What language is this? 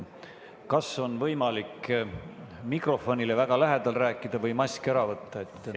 Estonian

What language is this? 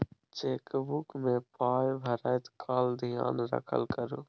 Maithili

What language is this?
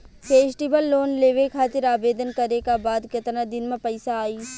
Bhojpuri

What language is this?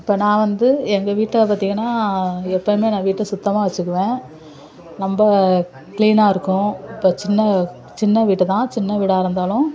Tamil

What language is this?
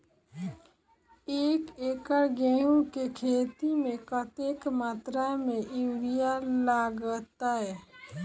Maithili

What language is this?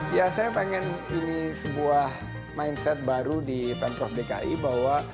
Indonesian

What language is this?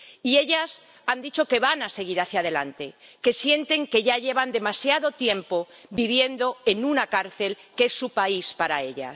Spanish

